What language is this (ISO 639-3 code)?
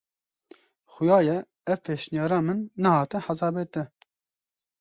kur